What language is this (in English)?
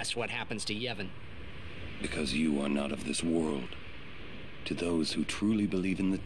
Polish